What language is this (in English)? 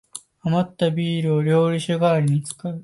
Japanese